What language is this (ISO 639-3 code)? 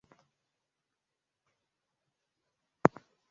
swa